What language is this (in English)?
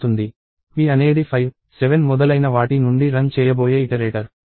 Telugu